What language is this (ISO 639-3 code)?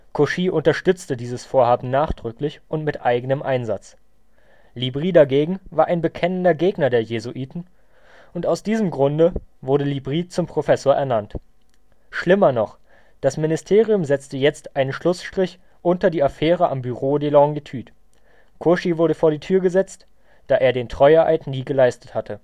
deu